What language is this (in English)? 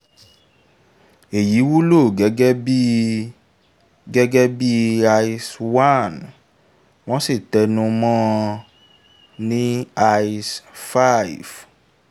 Yoruba